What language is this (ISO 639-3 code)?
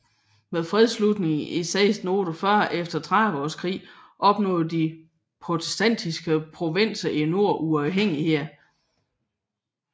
dan